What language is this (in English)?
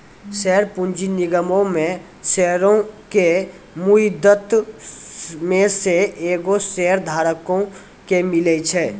Maithili